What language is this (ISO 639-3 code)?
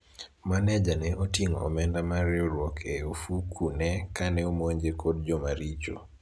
luo